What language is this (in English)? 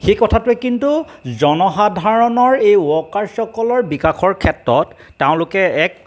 Assamese